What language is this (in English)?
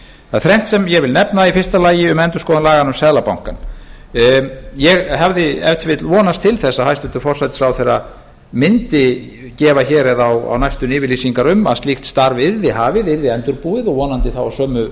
Icelandic